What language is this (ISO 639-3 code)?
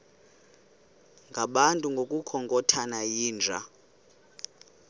xho